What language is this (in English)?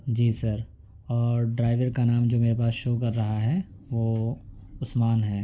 Urdu